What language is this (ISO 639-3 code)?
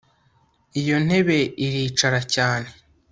kin